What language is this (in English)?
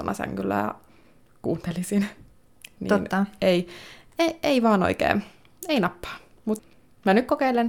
Finnish